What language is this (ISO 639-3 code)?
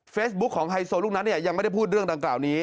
tha